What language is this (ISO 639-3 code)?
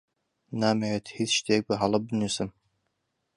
ckb